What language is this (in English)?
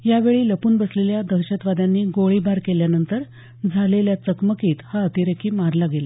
Marathi